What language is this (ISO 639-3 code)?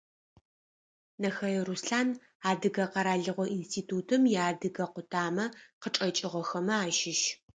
ady